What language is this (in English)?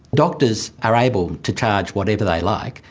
English